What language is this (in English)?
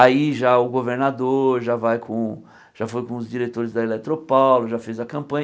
Portuguese